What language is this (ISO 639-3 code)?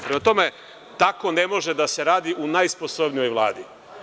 srp